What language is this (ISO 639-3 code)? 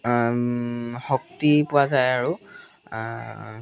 asm